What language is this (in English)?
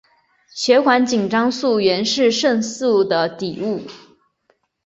Chinese